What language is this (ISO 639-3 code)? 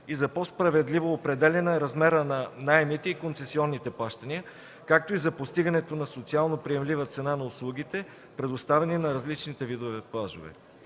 bul